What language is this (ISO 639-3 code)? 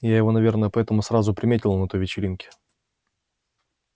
rus